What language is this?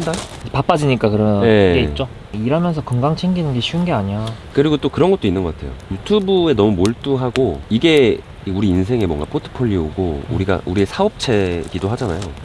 Korean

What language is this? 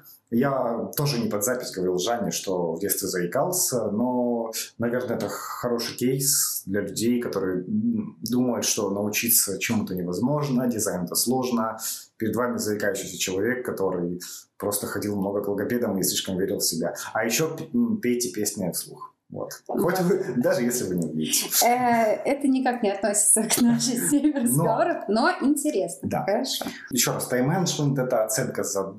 Russian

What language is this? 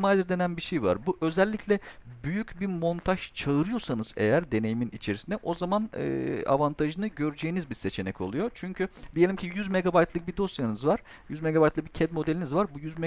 Turkish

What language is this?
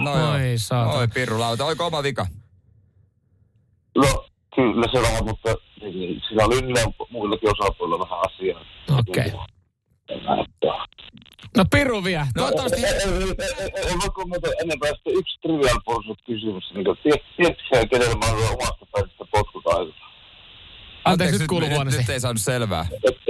Finnish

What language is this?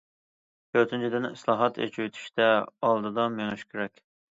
Uyghur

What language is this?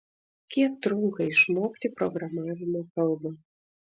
Lithuanian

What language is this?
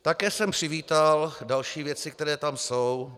Czech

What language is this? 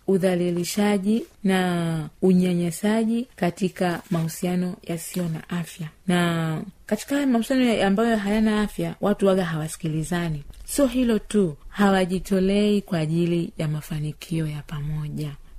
Swahili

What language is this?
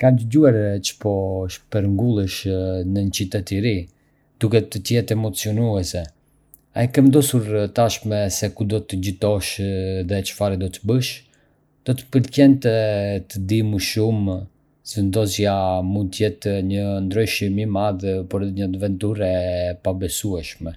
Arbëreshë Albanian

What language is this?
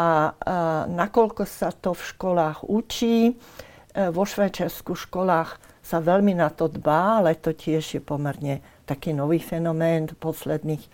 Slovak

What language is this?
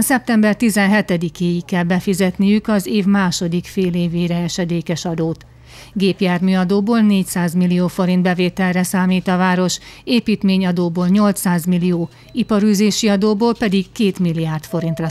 Hungarian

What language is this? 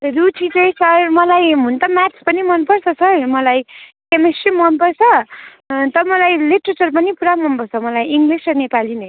Nepali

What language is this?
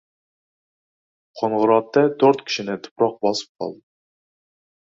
Uzbek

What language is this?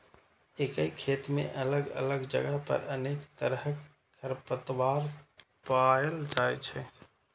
Maithili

